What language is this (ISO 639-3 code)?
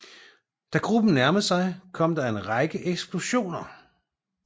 dan